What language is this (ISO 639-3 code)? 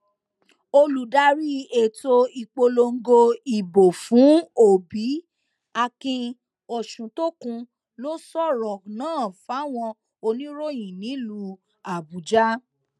yor